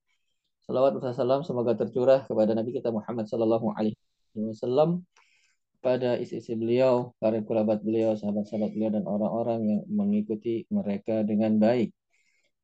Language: Indonesian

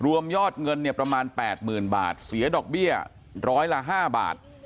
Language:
Thai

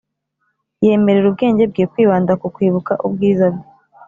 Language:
Kinyarwanda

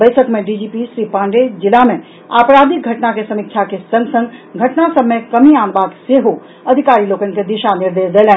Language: Maithili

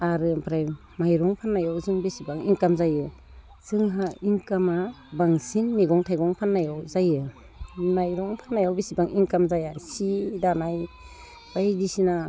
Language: Bodo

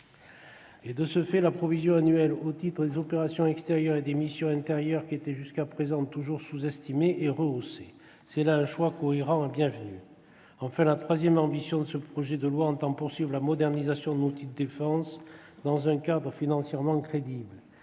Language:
French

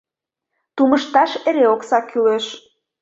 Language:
Mari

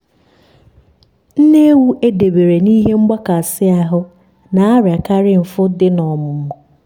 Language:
Igbo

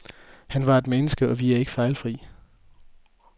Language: Danish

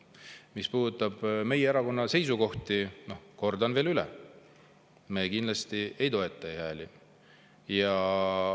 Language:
Estonian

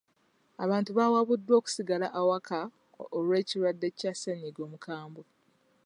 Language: Ganda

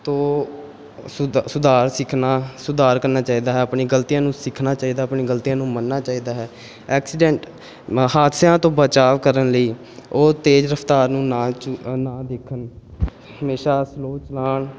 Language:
Punjabi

